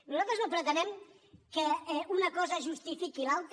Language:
Catalan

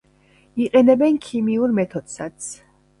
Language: Georgian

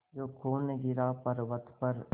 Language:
Hindi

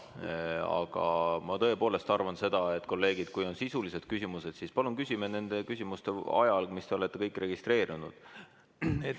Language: Estonian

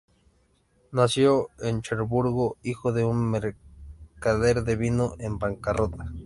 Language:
Spanish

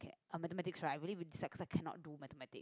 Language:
English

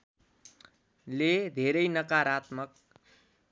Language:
Nepali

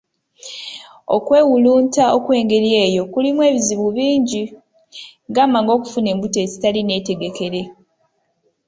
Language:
Ganda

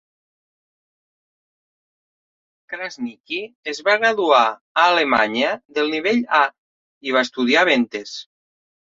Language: Catalan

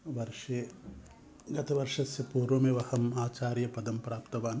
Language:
Sanskrit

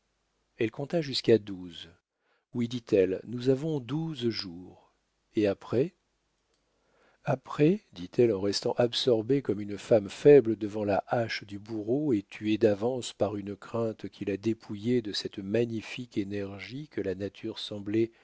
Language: French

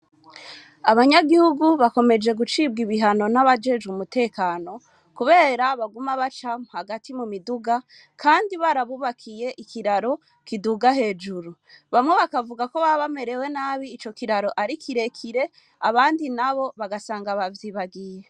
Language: Rundi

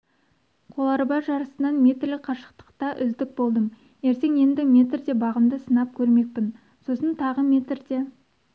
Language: Kazakh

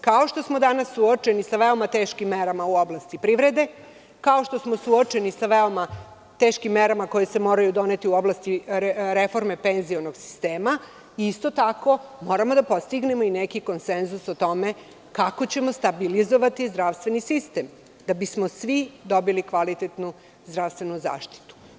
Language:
Serbian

